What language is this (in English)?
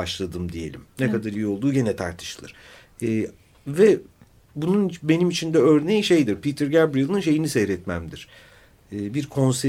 Turkish